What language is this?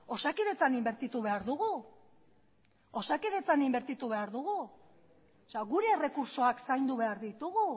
Basque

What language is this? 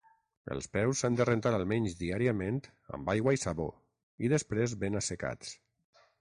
Catalan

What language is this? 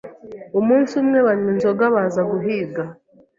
Kinyarwanda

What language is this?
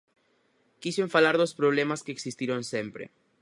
Galician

